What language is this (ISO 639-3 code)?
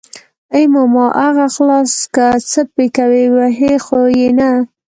pus